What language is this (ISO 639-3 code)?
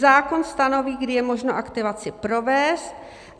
ces